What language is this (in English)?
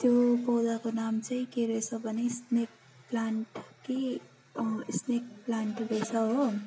Nepali